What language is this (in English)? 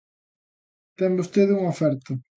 Galician